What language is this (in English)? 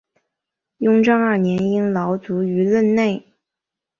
Chinese